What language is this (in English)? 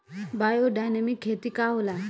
Bhojpuri